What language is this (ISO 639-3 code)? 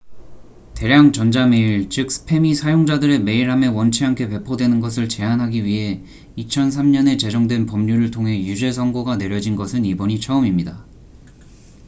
kor